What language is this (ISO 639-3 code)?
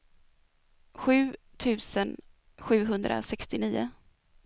swe